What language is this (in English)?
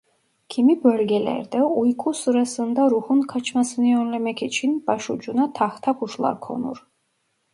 Turkish